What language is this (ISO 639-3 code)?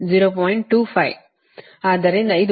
kan